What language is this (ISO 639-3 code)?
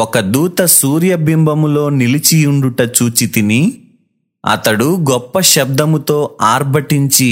tel